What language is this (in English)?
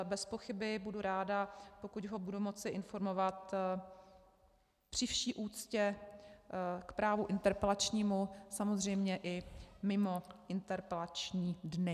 Czech